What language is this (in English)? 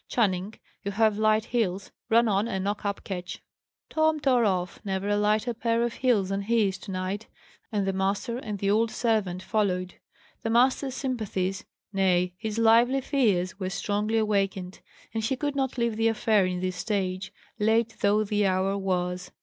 English